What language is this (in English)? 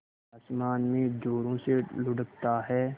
Hindi